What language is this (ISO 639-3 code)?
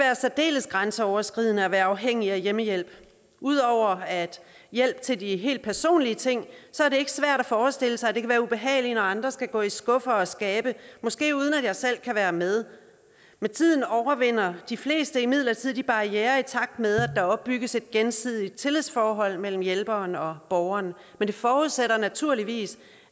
dan